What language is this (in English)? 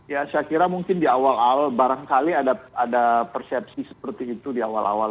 Indonesian